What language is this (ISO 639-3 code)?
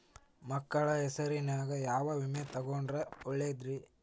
kan